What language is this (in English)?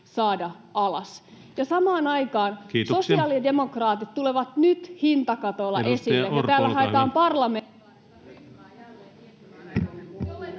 Finnish